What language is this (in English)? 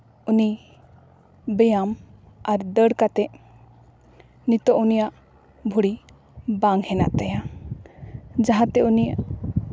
Santali